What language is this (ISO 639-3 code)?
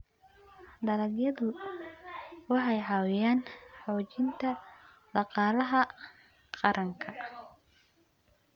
som